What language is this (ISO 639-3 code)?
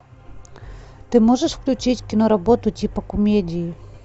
rus